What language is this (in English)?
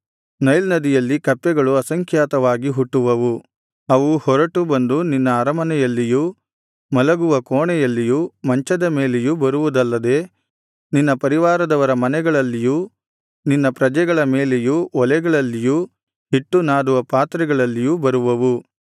Kannada